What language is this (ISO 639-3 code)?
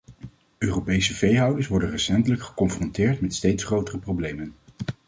nld